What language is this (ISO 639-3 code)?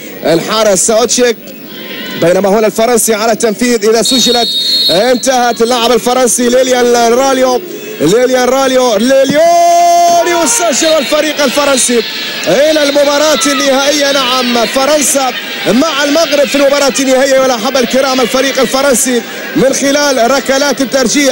ara